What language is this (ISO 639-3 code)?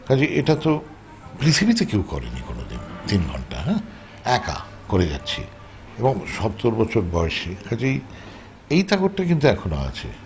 ben